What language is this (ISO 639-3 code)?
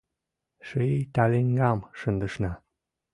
chm